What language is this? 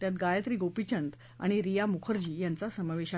Marathi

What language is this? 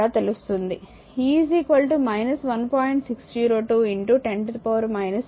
Telugu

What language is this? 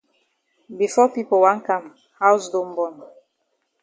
Cameroon Pidgin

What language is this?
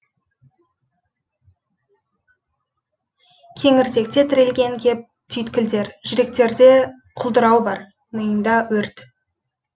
Kazakh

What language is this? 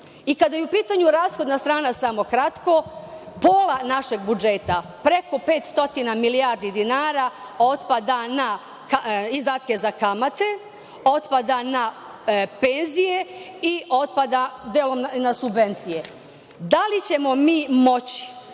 Serbian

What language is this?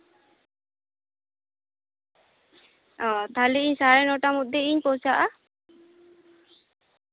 Santali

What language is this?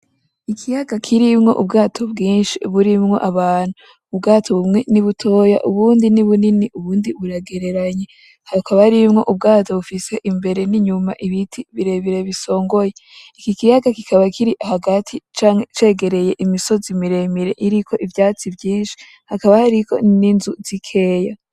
Rundi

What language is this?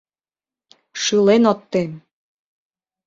Mari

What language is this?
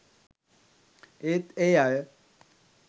Sinhala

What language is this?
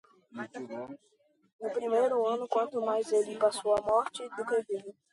Portuguese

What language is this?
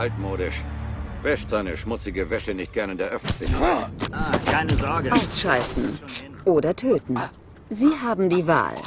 German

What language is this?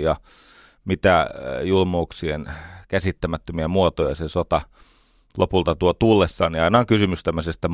Finnish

